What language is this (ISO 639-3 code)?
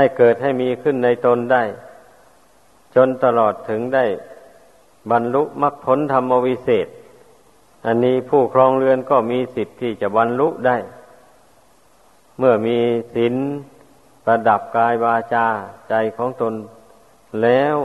tha